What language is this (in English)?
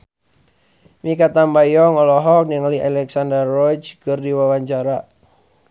Sundanese